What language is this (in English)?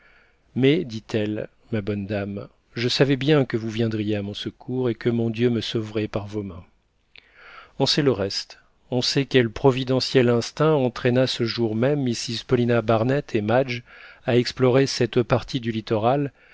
French